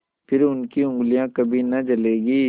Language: Hindi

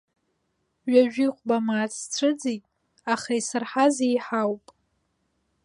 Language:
Abkhazian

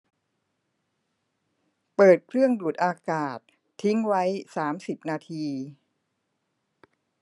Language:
Thai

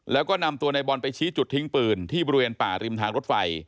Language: Thai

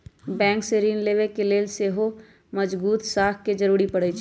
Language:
Magahi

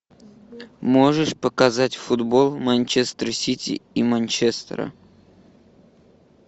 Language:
Russian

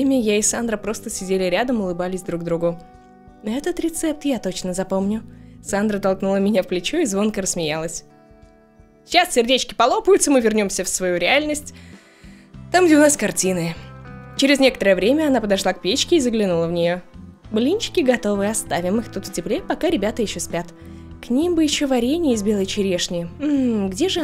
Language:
Russian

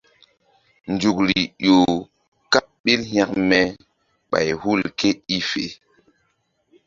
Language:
Mbum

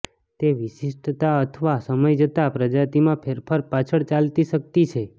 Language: Gujarati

